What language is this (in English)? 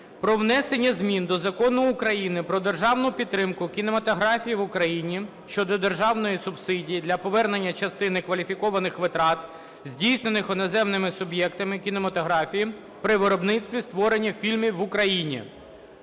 Ukrainian